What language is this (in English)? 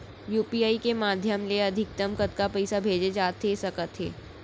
Chhattisgarhi